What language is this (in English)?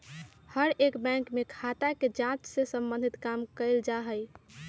Magahi